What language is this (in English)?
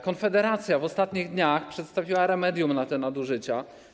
Polish